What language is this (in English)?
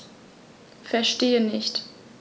German